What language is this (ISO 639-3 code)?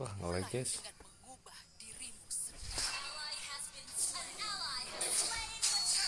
ind